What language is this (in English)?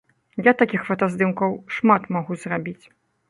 Belarusian